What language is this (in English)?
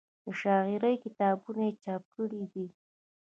Pashto